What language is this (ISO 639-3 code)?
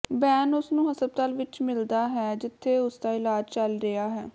pan